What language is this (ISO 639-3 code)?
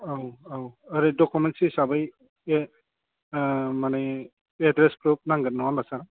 brx